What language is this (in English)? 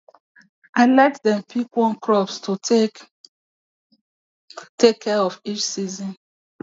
Nigerian Pidgin